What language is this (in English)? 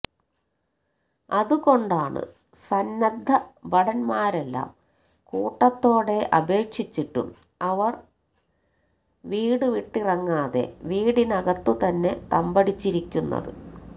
Malayalam